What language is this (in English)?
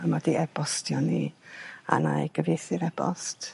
Welsh